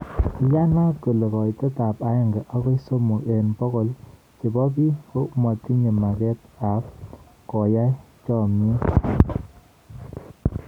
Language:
Kalenjin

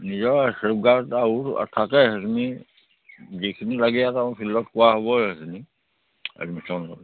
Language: Assamese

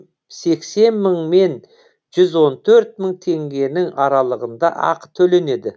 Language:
Kazakh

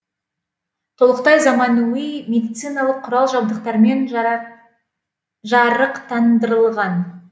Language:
Kazakh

